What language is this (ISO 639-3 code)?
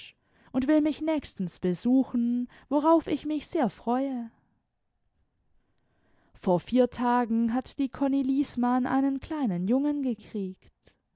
deu